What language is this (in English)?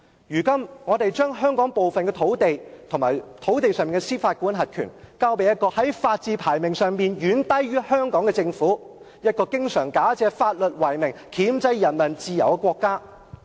Cantonese